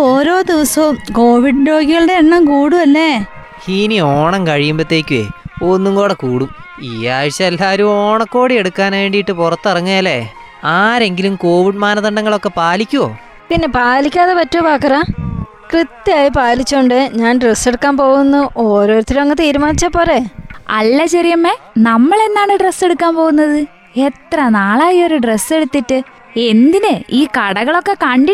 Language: Malayalam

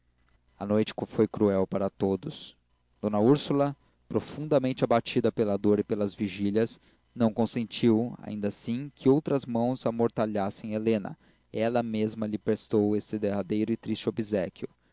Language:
Portuguese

